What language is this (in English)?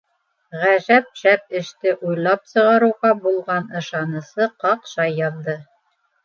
Bashkir